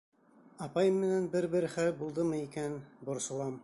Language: Bashkir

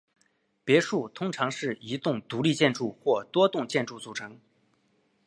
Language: Chinese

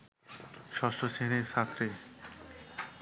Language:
Bangla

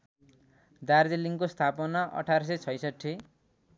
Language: Nepali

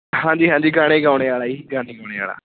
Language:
Punjabi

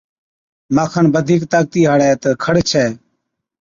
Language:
Od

